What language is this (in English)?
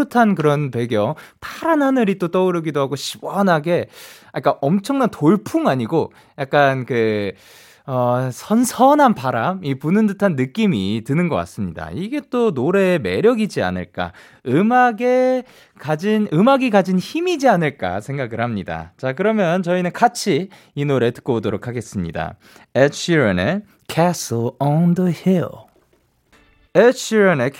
Korean